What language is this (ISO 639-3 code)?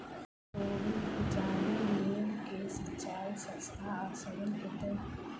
mai